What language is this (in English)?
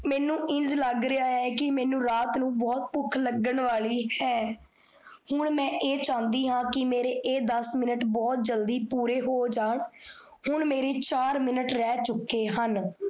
Punjabi